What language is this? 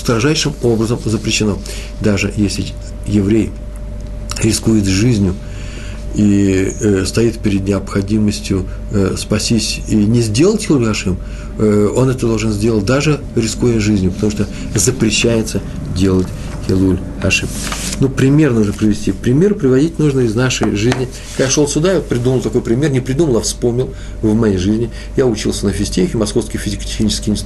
Russian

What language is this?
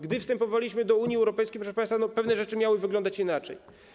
Polish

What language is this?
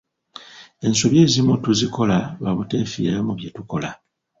Ganda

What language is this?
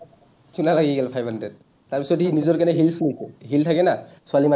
Assamese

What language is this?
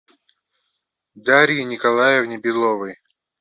Russian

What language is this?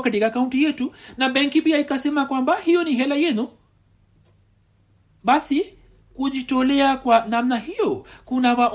Swahili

